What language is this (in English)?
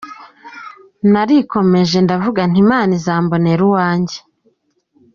Kinyarwanda